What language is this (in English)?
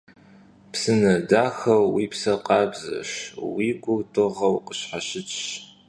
Kabardian